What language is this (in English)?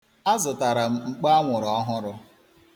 Igbo